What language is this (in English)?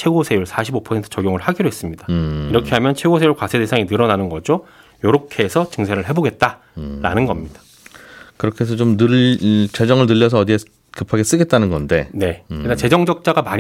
Korean